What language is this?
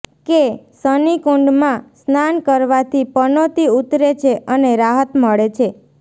Gujarati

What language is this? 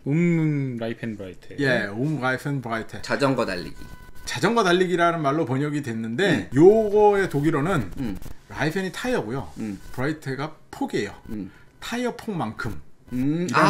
Korean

